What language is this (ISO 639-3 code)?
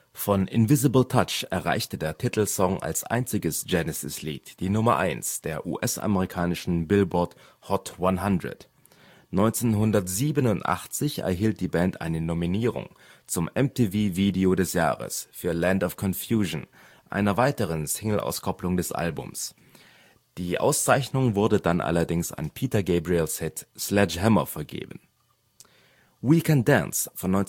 deu